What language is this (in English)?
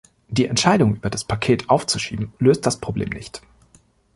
German